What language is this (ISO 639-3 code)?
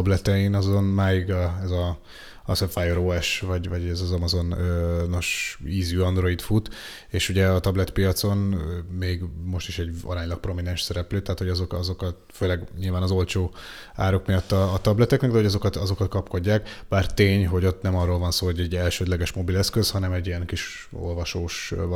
hun